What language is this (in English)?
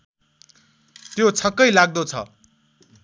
Nepali